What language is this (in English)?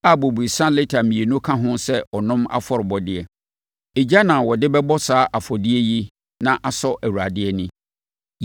Akan